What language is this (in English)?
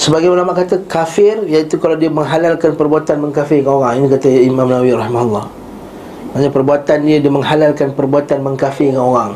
Malay